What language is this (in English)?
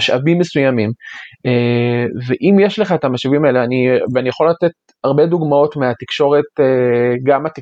Hebrew